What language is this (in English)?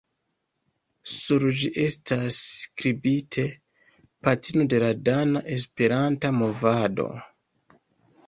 Esperanto